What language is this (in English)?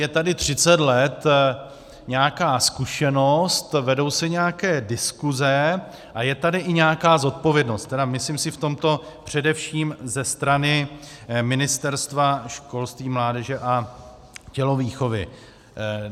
Czech